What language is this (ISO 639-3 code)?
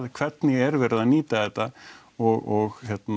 isl